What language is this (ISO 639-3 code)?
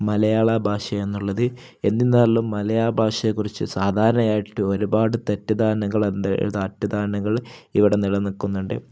mal